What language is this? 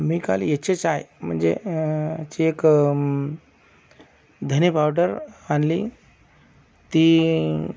Marathi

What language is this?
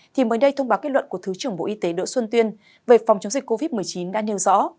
Vietnamese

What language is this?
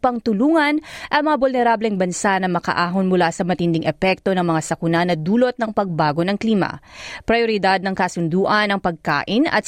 Filipino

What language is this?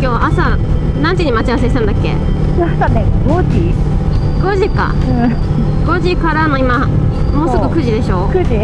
Japanese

